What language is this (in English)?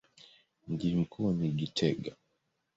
Swahili